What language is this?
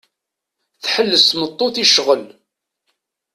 Kabyle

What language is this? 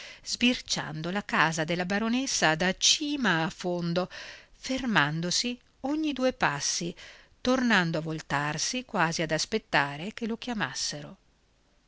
Italian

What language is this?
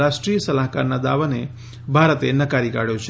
Gujarati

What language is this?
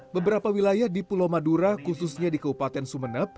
Indonesian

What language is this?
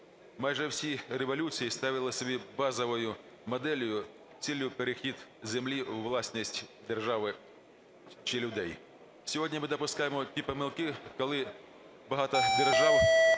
Ukrainian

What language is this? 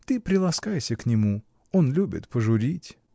Russian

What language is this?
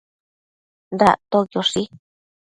Matsés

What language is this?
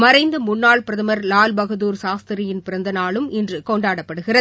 Tamil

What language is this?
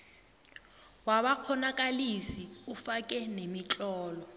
South Ndebele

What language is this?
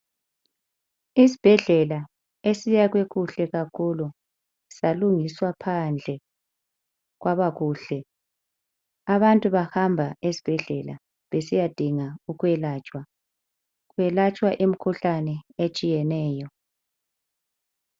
North Ndebele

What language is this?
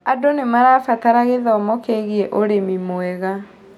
Kikuyu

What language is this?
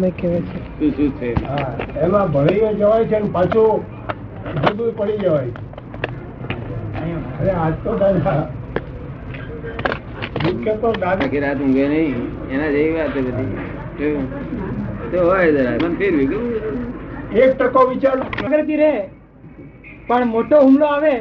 Gujarati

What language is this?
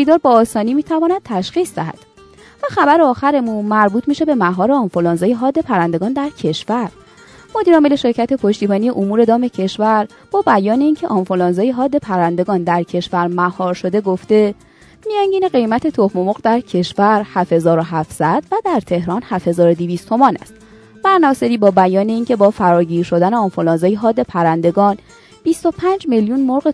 Persian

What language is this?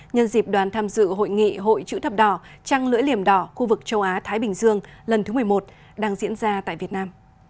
Vietnamese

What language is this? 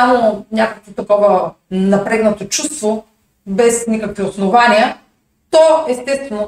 Bulgarian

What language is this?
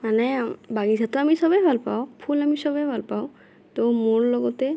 Assamese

